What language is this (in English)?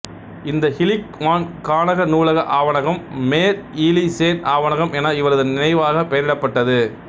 Tamil